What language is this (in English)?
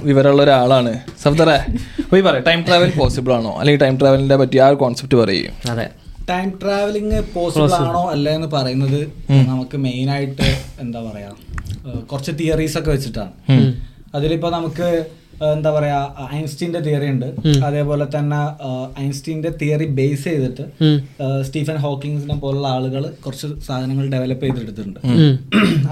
Malayalam